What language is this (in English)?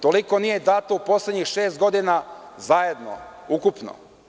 Serbian